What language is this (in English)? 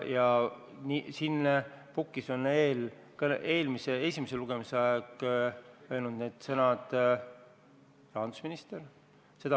Estonian